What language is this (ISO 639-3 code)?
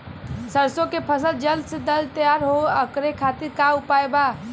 bho